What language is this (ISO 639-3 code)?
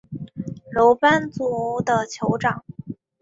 zho